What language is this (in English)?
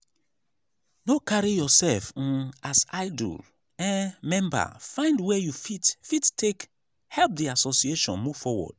Nigerian Pidgin